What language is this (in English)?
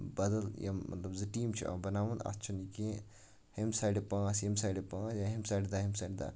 Kashmiri